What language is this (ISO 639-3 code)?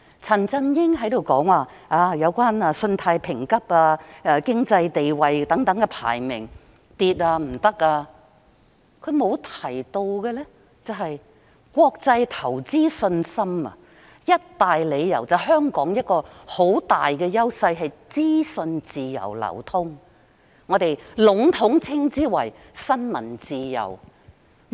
yue